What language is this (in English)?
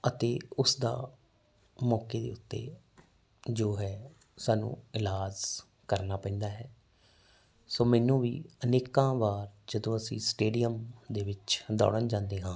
Punjabi